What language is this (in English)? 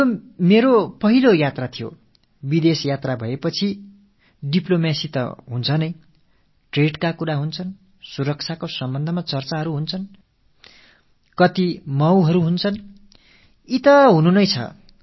Tamil